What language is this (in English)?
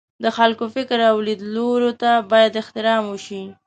Pashto